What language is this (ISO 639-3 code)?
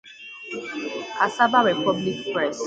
ibo